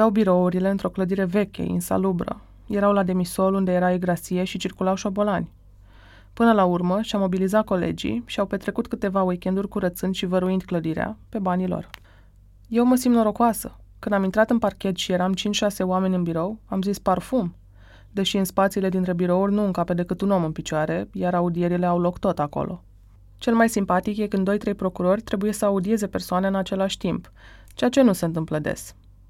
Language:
Romanian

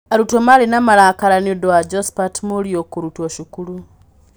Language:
Kikuyu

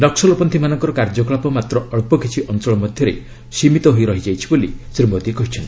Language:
Odia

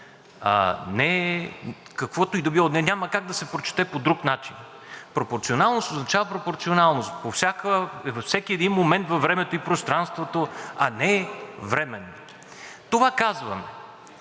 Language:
Bulgarian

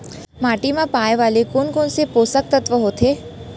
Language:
Chhattisgarhi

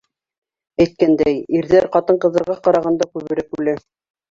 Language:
Bashkir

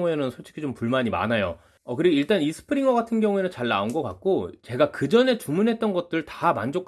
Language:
Korean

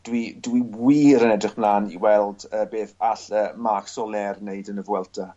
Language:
Welsh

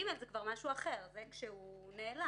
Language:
Hebrew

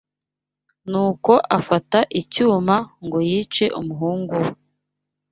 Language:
Kinyarwanda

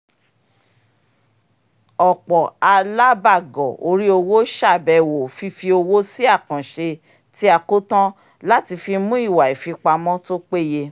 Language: Yoruba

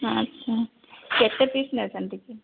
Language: Odia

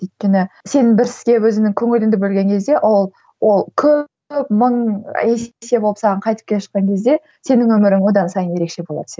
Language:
Kazakh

